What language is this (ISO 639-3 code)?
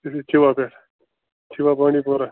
kas